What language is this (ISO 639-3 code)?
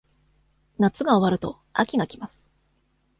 jpn